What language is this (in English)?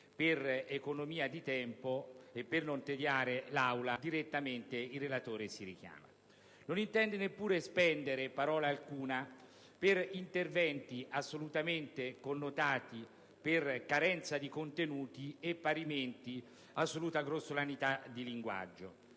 Italian